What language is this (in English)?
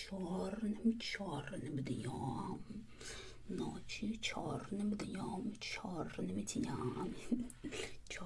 Russian